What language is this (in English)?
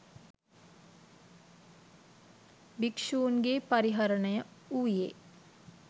Sinhala